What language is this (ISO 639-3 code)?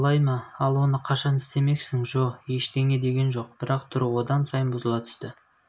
kaz